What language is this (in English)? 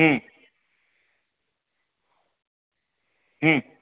Gujarati